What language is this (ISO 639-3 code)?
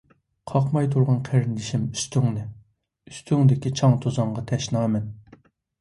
uig